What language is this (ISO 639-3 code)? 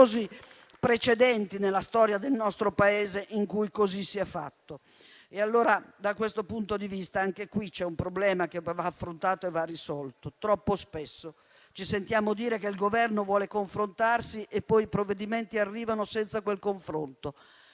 ita